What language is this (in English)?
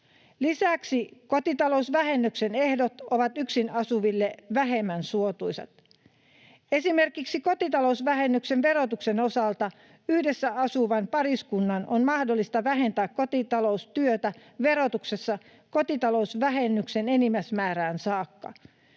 Finnish